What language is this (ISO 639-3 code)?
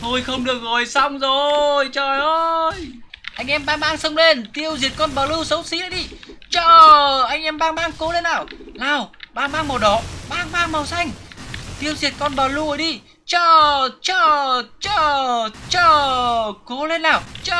vie